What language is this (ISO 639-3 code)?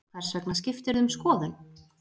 isl